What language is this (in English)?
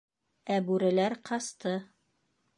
Bashkir